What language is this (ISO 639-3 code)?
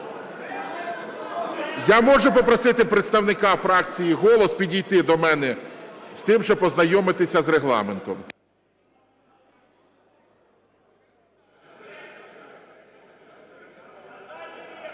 ukr